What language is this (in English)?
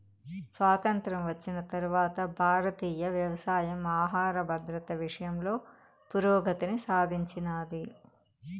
Telugu